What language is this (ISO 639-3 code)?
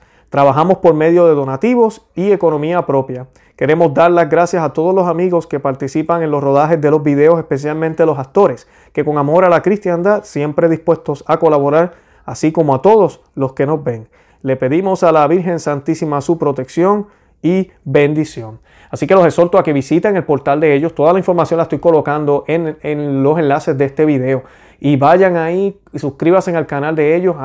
spa